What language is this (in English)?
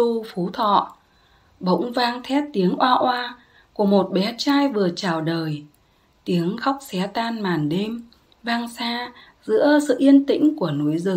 Vietnamese